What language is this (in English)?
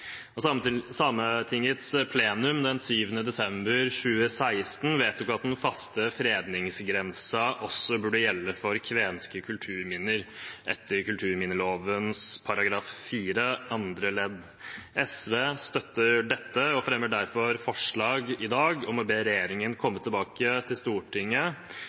Norwegian Bokmål